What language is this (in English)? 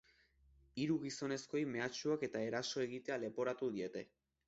Basque